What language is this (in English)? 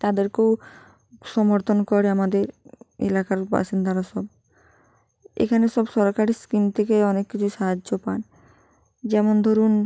Bangla